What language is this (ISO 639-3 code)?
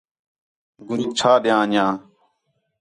xhe